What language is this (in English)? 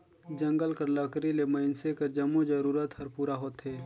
Chhattisgarhi